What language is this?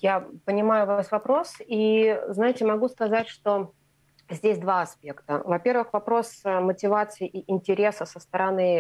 Russian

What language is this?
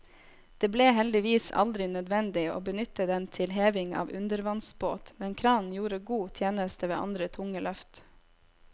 Norwegian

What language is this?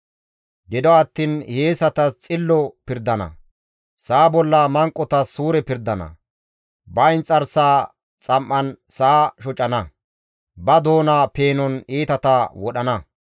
Gamo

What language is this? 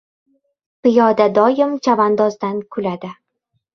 Uzbek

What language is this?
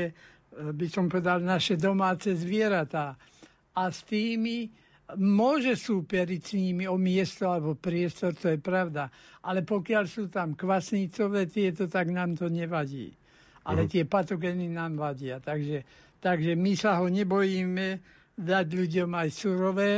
Slovak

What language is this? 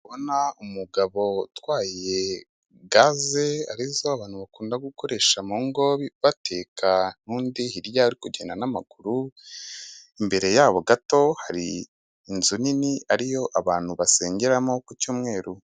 Kinyarwanda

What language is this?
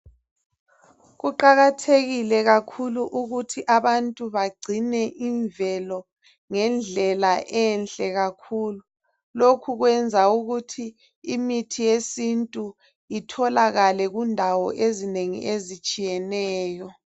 North Ndebele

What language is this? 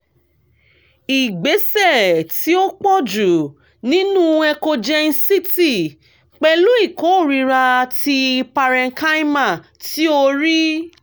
Yoruba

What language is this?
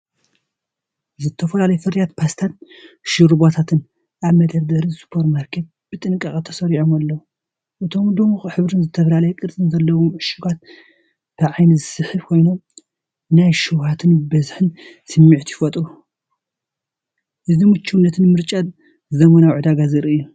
Tigrinya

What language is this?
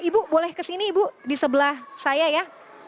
Indonesian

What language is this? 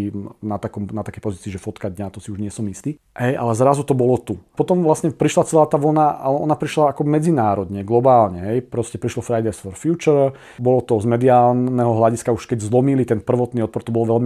Slovak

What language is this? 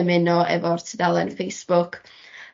Welsh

